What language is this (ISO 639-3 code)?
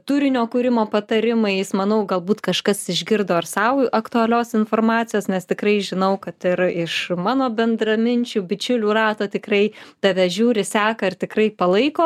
lit